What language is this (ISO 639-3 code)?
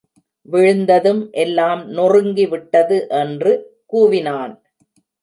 tam